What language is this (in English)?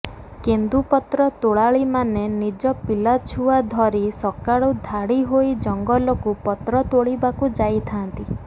Odia